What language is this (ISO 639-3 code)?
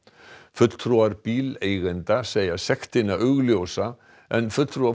isl